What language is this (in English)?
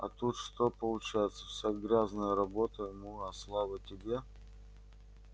Russian